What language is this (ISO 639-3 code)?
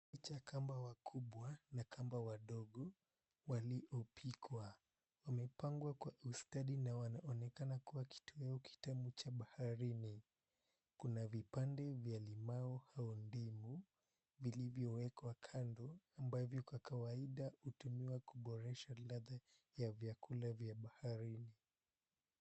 swa